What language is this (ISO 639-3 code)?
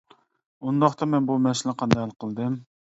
uig